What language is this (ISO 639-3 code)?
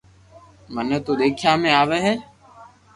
lrk